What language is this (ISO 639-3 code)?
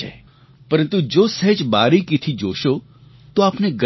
guj